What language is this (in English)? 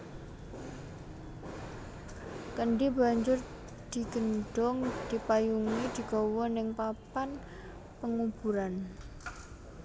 Javanese